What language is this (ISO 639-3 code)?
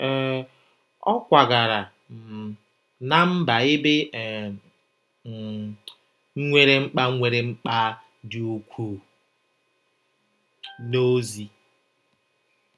ibo